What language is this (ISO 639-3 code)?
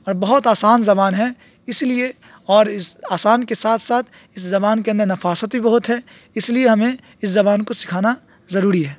urd